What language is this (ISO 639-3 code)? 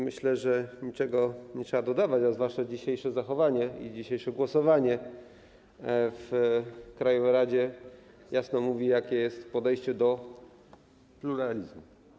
pol